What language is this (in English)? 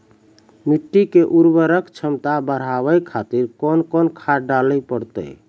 Maithili